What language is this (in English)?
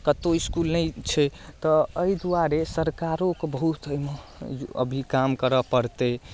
Maithili